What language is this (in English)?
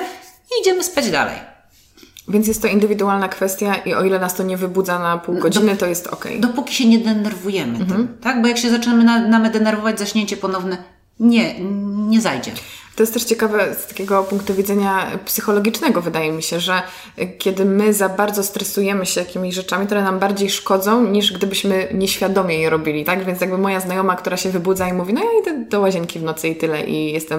Polish